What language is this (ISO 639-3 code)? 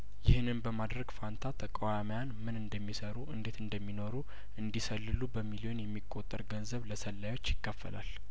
amh